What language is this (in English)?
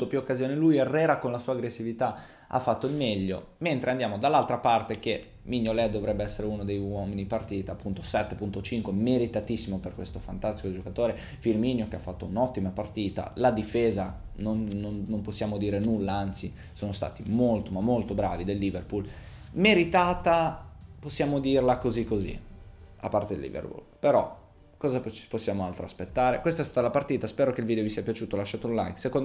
Italian